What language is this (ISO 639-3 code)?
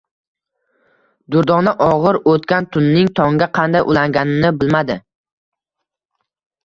uzb